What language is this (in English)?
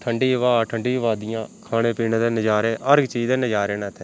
Dogri